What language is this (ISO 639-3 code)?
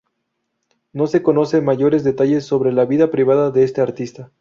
spa